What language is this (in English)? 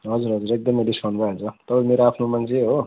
Nepali